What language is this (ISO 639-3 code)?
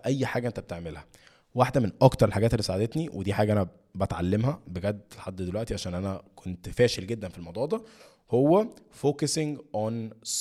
ara